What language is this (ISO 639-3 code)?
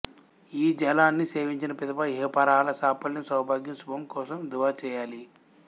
tel